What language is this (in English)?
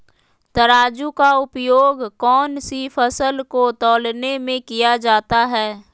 Magahi